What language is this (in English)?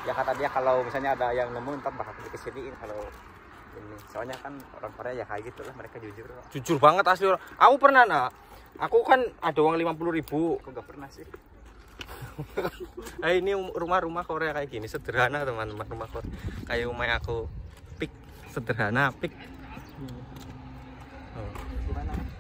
Indonesian